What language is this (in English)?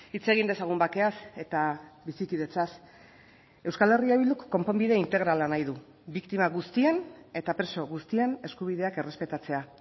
Basque